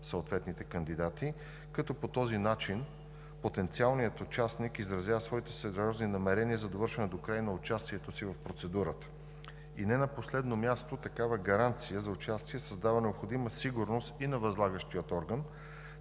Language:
Bulgarian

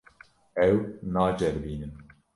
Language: Kurdish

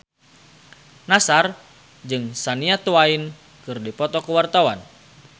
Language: Sundanese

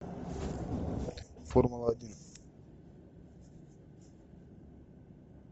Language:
Russian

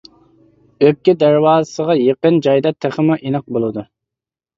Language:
Uyghur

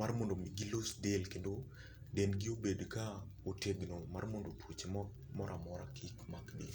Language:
Luo (Kenya and Tanzania)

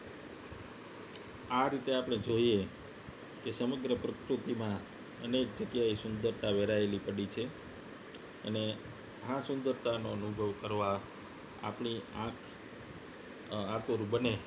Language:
Gujarati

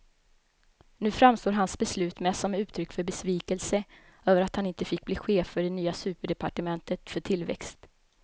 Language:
Swedish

